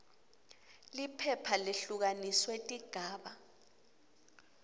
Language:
Swati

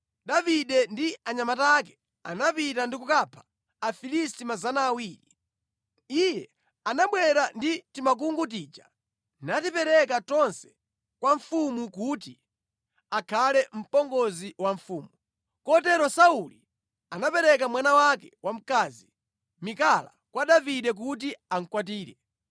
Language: Nyanja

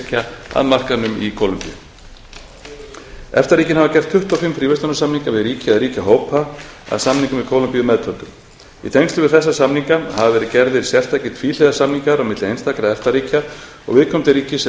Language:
Icelandic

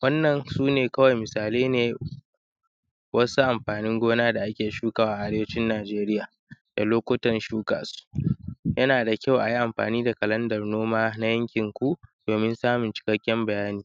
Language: Hausa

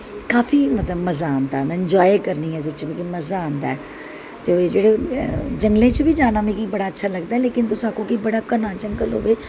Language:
Dogri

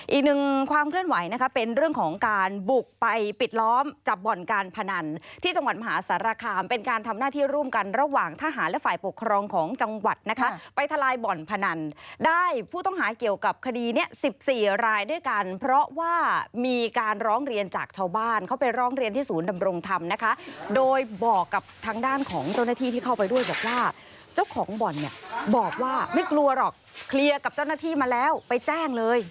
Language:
Thai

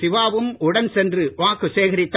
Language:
Tamil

